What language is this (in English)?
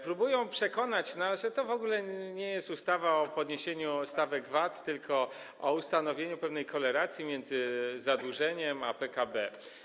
Polish